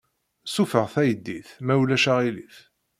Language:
Kabyle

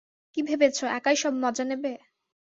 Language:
Bangla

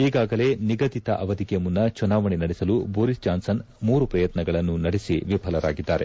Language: Kannada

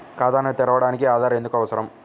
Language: Telugu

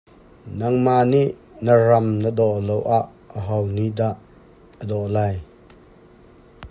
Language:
Hakha Chin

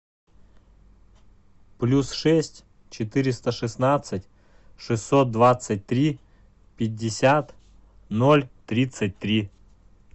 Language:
Russian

